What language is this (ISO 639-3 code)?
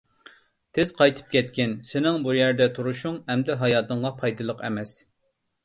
uig